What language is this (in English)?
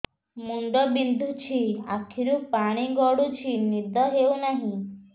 Odia